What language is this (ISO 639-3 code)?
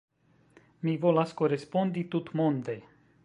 epo